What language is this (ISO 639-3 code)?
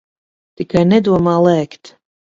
lav